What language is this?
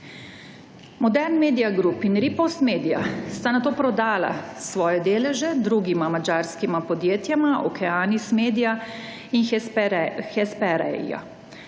Slovenian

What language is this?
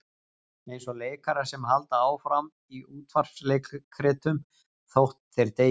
Icelandic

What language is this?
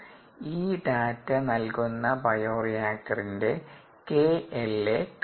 Malayalam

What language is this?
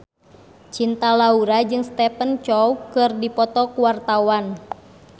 Sundanese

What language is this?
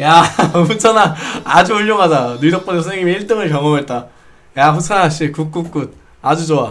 Korean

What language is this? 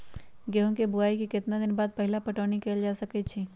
Magahi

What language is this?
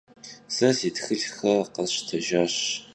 Kabardian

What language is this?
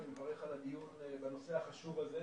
Hebrew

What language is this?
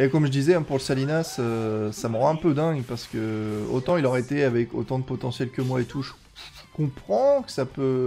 French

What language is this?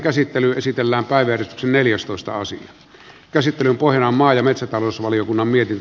Finnish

